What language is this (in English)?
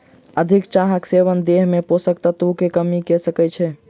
Maithili